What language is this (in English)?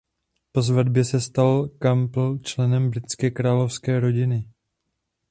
Czech